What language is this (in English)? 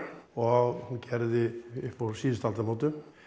Icelandic